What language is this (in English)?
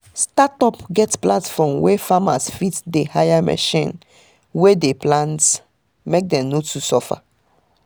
Nigerian Pidgin